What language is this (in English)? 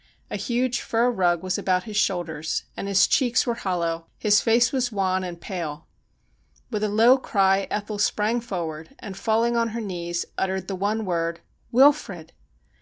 English